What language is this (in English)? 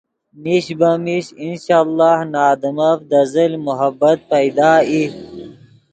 Yidgha